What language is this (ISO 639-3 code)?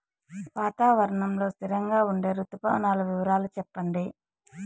tel